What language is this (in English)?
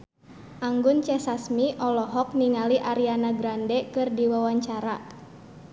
Sundanese